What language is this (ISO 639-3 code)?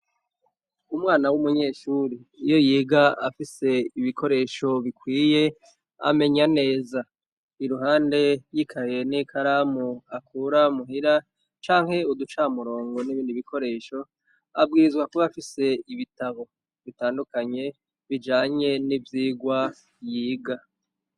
run